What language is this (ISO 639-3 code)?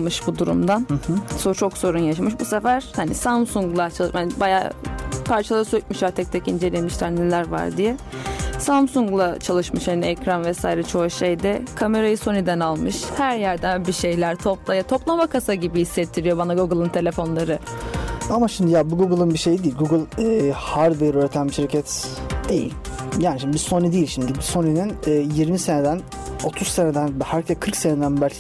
tur